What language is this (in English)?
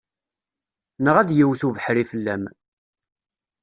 Kabyle